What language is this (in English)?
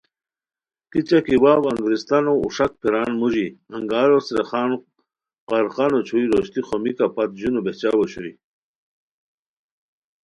Khowar